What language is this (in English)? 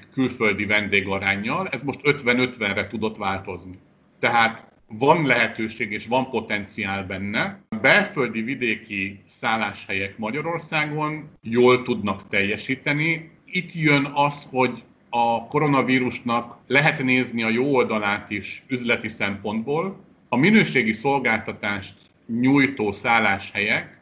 Hungarian